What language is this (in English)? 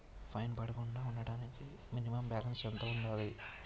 Telugu